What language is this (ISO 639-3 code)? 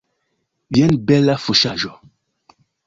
epo